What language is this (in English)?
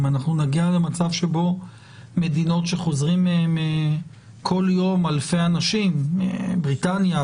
Hebrew